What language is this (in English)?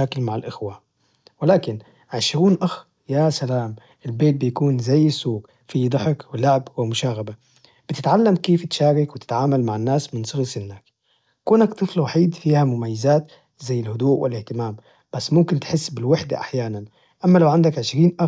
Najdi Arabic